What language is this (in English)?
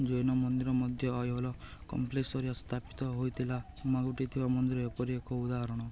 Odia